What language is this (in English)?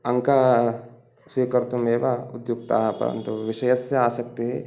Sanskrit